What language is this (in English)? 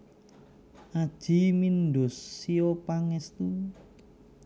Javanese